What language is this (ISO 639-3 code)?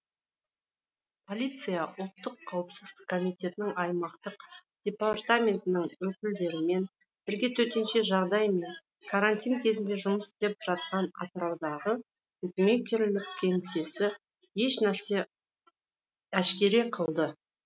kaz